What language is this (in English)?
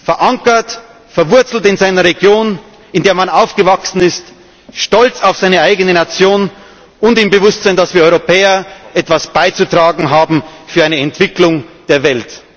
German